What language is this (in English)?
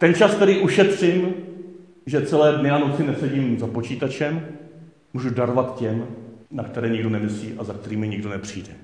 Czech